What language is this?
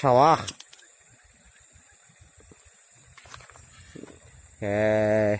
Indonesian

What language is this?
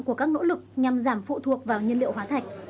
Vietnamese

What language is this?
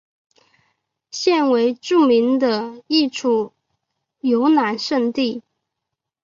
Chinese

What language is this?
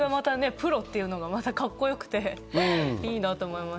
Japanese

